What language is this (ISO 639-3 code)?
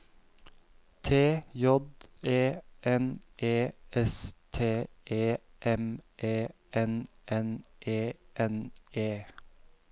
nor